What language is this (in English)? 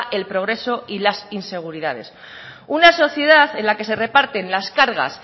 Spanish